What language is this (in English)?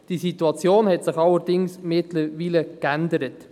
Swiss German